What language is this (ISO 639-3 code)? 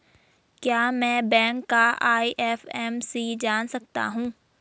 hin